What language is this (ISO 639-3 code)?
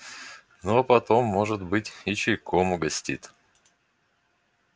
rus